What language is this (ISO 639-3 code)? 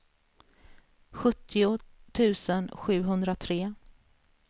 swe